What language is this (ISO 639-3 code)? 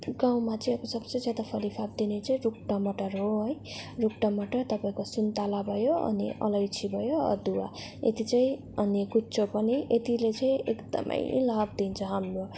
nep